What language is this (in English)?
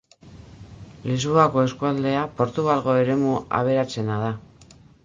Basque